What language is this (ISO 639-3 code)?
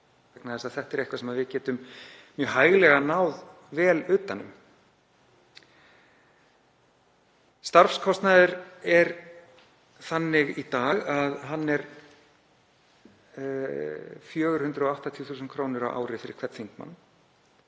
isl